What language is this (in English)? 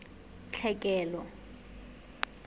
Southern Sotho